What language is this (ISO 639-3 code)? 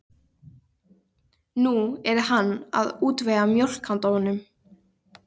isl